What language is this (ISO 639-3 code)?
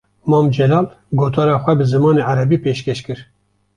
kur